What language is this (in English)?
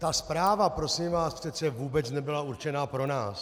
Czech